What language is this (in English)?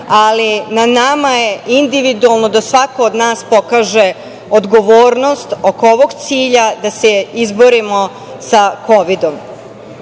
Serbian